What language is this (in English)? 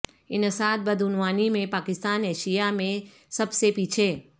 Urdu